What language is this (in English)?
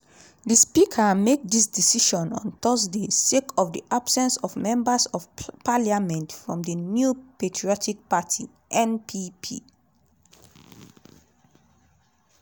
Nigerian Pidgin